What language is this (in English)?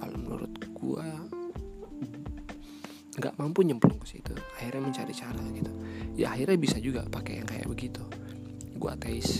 Indonesian